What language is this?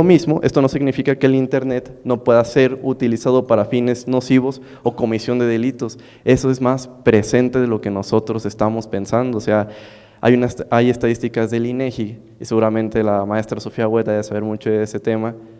Spanish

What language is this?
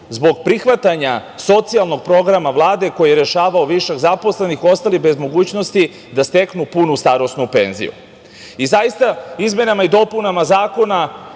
Serbian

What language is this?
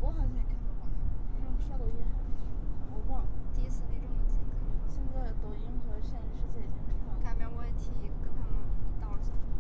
Chinese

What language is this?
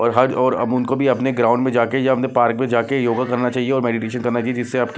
Hindi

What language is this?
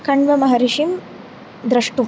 Sanskrit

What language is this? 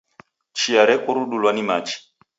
Taita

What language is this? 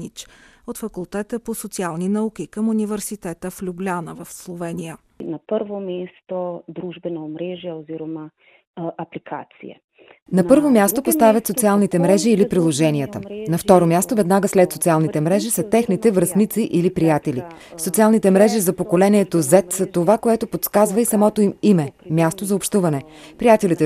Bulgarian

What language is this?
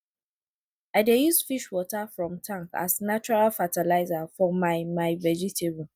Nigerian Pidgin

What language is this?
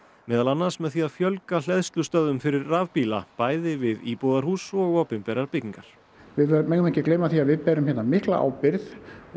Icelandic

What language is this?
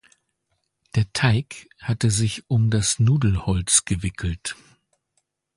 German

